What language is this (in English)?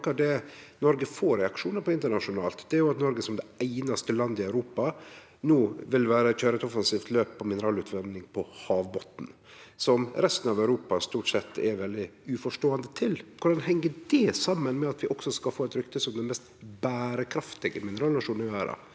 Norwegian